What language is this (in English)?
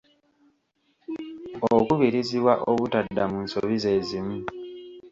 Ganda